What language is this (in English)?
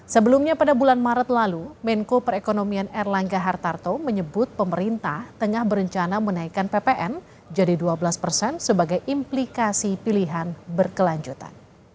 Indonesian